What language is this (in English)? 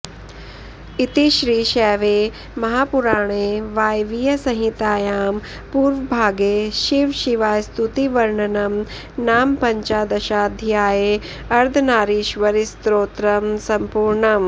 Sanskrit